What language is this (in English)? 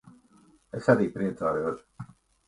Latvian